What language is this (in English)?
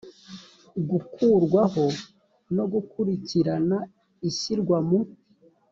Kinyarwanda